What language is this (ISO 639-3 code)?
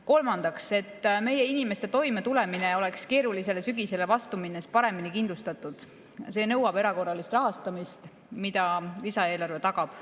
est